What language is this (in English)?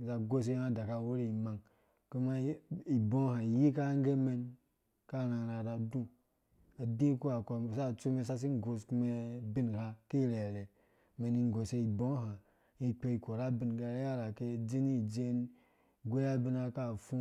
Dũya